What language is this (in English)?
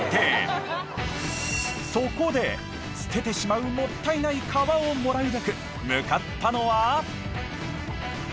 Japanese